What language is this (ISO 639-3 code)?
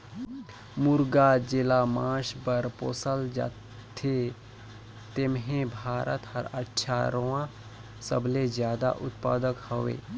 hne